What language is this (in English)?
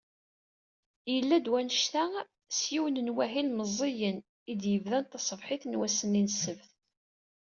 Kabyle